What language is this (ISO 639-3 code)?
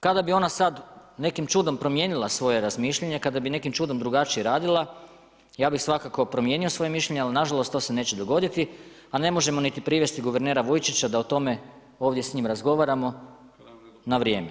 hrv